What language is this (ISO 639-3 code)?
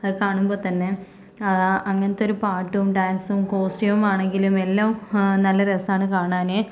mal